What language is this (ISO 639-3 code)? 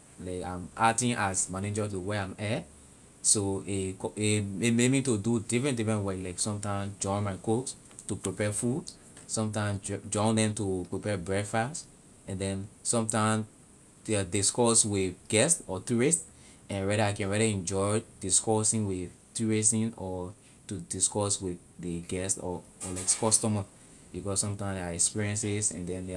lir